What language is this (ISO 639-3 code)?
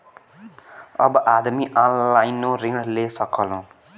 bho